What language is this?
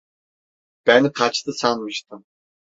Turkish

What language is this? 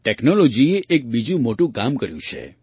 Gujarati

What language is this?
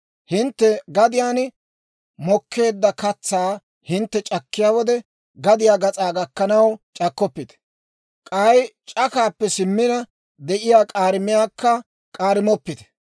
Dawro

